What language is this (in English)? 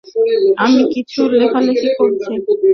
Bangla